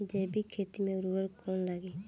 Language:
Bhojpuri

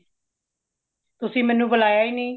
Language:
Punjabi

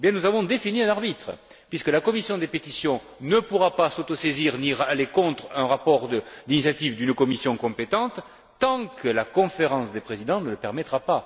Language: French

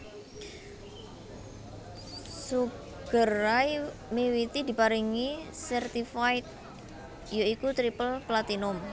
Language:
Javanese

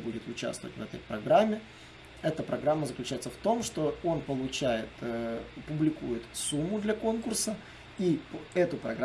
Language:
Russian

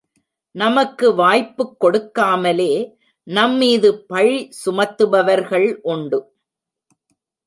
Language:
Tamil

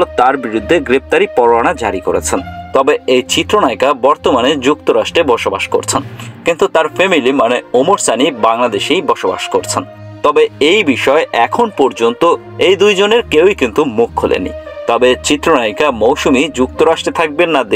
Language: Bangla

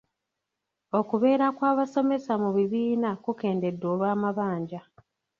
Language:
Ganda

